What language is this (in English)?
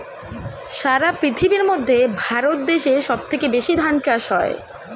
Bangla